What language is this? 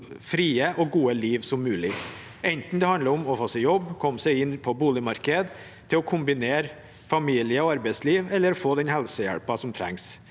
Norwegian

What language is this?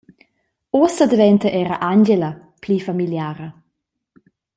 Romansh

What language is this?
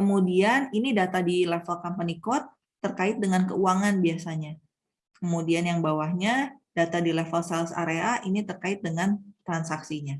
Indonesian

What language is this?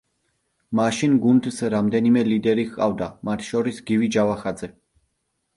Georgian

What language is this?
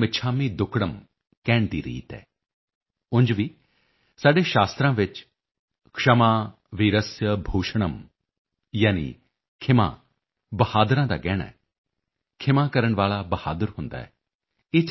Punjabi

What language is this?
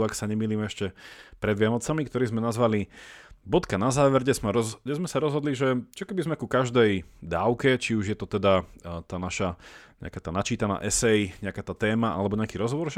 Slovak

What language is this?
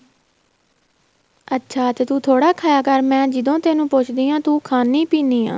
Punjabi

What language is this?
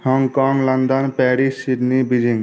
Maithili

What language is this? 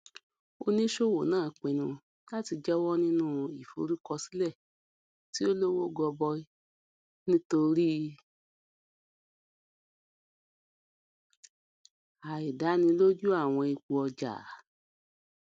Yoruba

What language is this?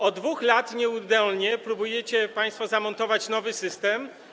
Polish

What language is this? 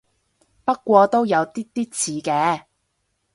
Cantonese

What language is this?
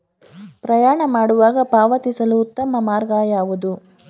Kannada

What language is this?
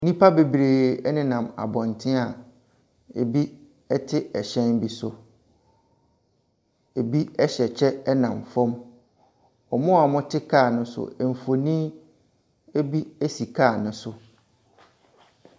Akan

